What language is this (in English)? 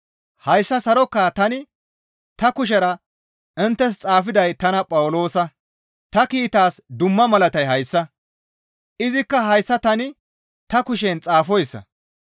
Gamo